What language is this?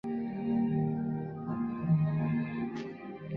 Chinese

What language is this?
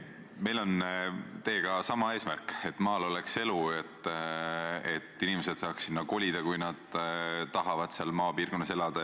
Estonian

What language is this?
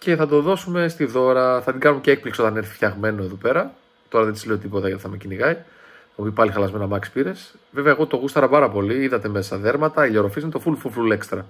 Greek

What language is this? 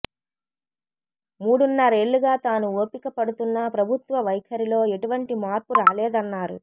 Telugu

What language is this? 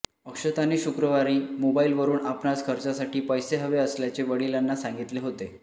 Marathi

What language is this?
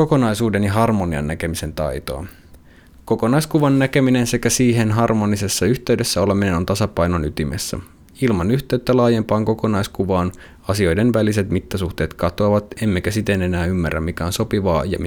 Finnish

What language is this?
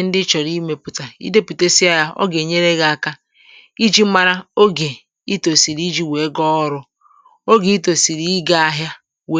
Igbo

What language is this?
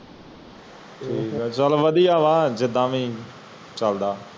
Punjabi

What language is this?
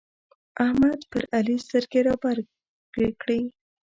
Pashto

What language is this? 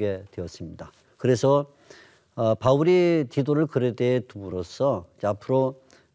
Korean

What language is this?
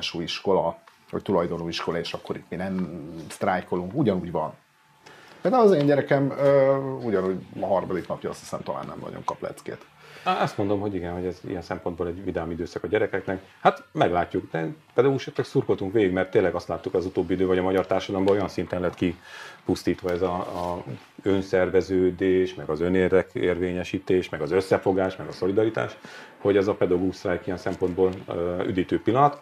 Hungarian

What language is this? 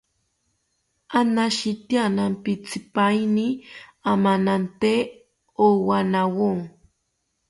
South Ucayali Ashéninka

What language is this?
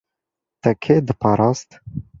Kurdish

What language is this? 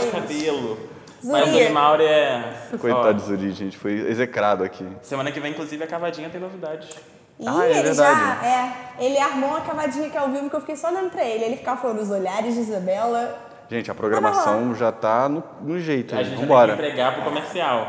Portuguese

